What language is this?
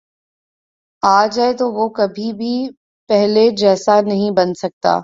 Urdu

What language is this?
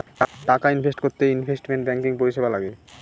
Bangla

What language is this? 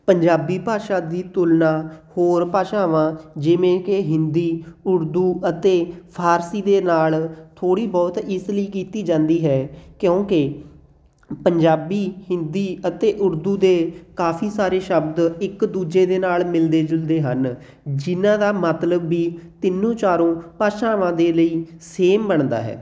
Punjabi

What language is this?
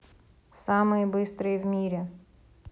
Russian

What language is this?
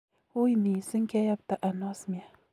Kalenjin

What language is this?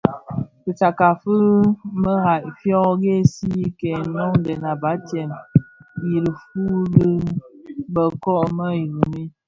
Bafia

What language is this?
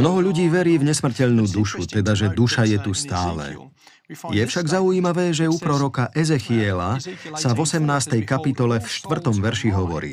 Slovak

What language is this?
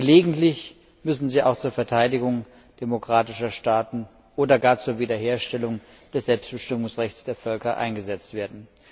German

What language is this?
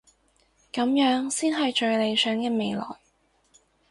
Cantonese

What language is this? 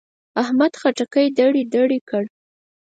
Pashto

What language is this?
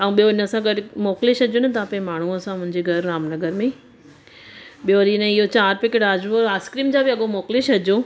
Sindhi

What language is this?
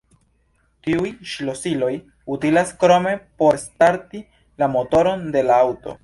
Esperanto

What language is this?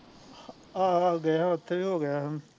Punjabi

